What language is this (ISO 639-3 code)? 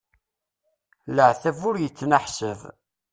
kab